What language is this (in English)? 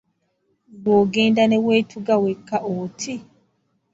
Ganda